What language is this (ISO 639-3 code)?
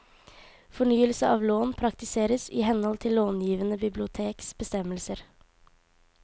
nor